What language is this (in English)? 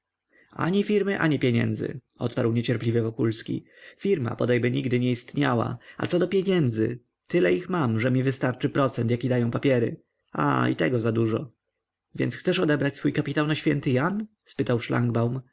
Polish